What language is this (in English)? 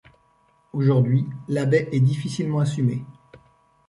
French